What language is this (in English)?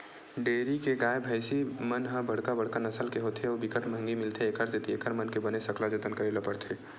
Chhattisgarhi